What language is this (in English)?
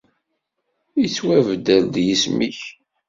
Kabyle